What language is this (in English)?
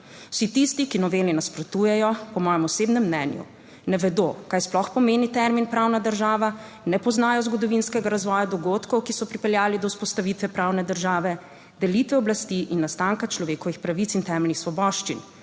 Slovenian